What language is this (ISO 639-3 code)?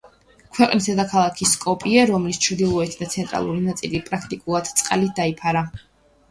kat